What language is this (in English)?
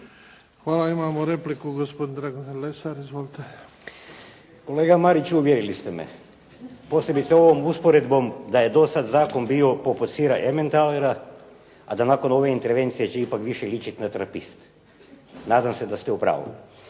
Croatian